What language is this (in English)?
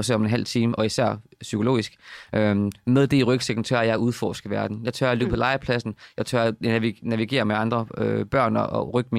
Danish